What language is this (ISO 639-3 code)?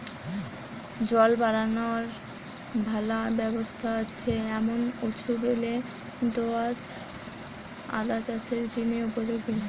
ben